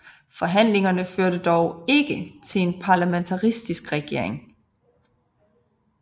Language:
Danish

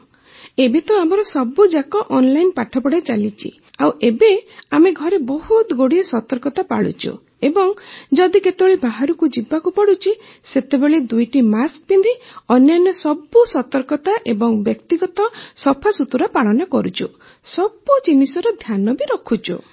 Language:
Odia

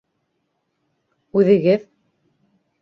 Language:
Bashkir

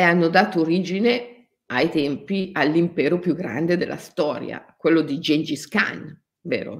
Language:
Italian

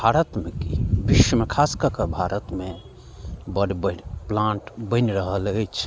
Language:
Maithili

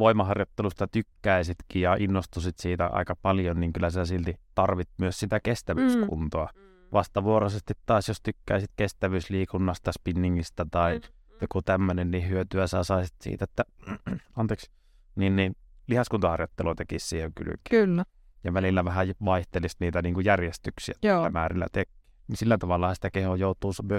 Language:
Finnish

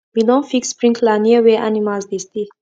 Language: Nigerian Pidgin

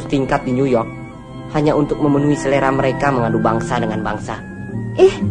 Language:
Indonesian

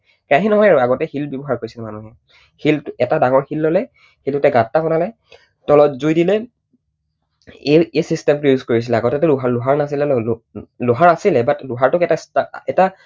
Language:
Assamese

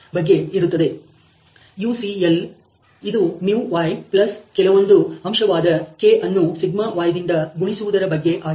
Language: Kannada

